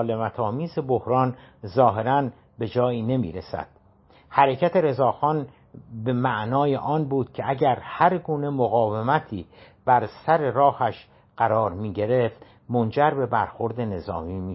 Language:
Persian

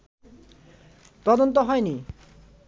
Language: Bangla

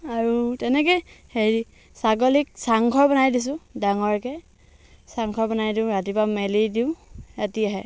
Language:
Assamese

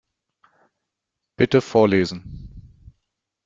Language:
German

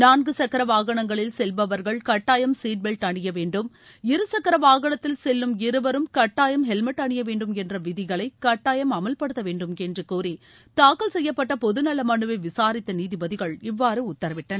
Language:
Tamil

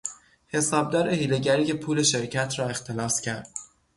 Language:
Persian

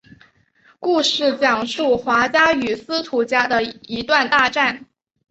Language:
Chinese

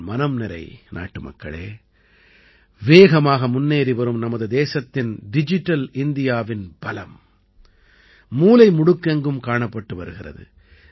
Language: Tamil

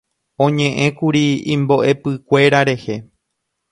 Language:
Guarani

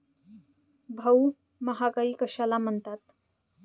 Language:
Marathi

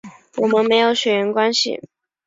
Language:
Chinese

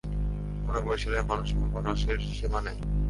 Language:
Bangla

